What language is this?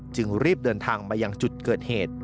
Thai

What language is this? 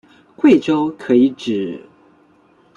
Chinese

